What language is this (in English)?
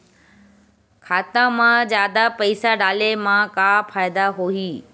Chhattisgarhi